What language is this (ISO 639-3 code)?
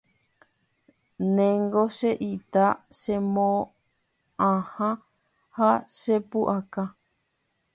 grn